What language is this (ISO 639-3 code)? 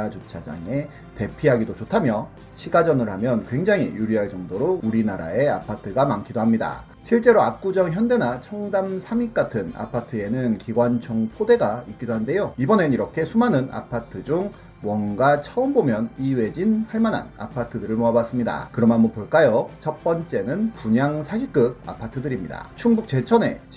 kor